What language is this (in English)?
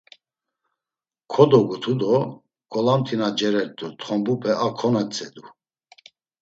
Laz